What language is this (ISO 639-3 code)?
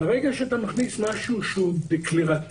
heb